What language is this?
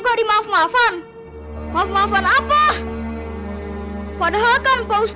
Indonesian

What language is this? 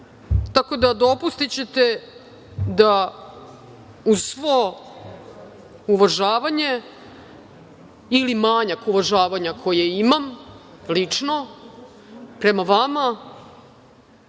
Serbian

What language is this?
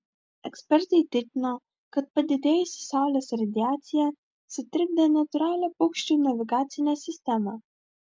Lithuanian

